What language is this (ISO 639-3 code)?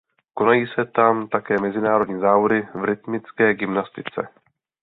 ces